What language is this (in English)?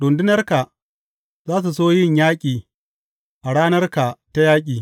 Hausa